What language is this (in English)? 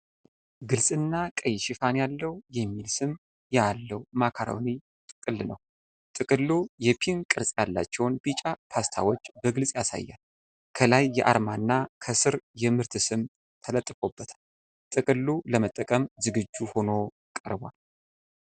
Amharic